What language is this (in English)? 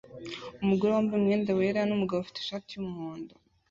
Kinyarwanda